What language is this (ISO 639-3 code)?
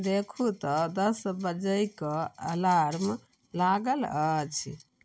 mai